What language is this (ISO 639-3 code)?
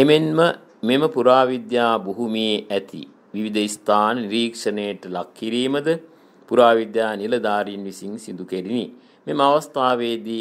tur